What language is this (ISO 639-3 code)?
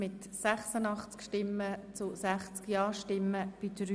gsw